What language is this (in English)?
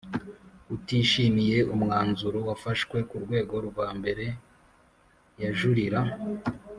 Kinyarwanda